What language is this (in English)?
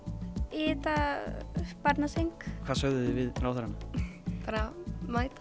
Icelandic